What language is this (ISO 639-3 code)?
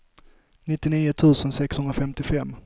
swe